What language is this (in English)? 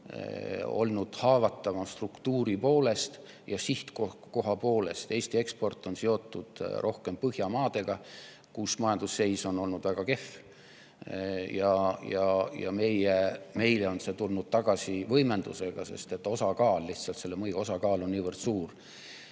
Estonian